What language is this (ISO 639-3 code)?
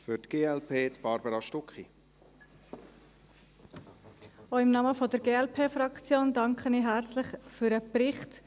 gsw